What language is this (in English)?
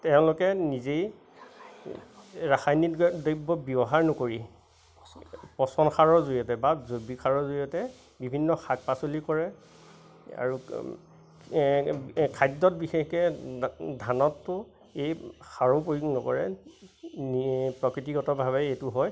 Assamese